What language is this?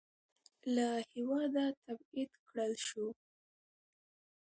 Pashto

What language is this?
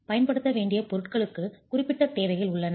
Tamil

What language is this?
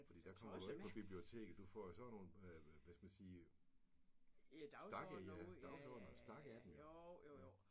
Danish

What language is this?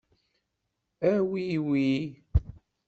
Kabyle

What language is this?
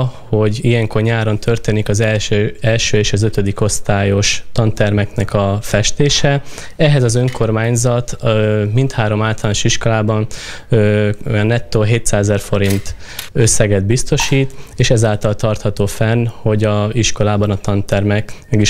Hungarian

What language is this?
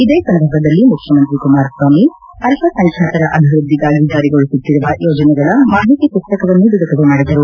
Kannada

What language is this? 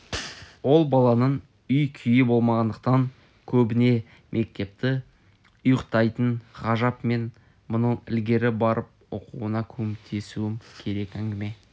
Kazakh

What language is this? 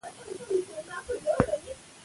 Pashto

